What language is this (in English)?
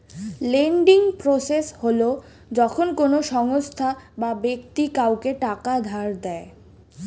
Bangla